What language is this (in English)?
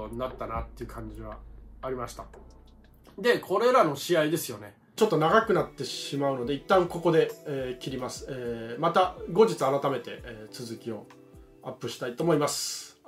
Japanese